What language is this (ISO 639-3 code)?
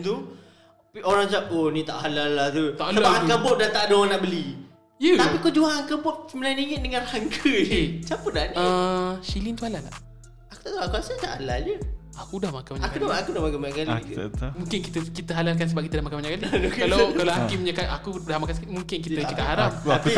msa